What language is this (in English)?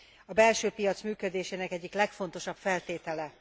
Hungarian